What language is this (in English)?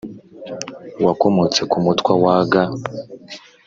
Kinyarwanda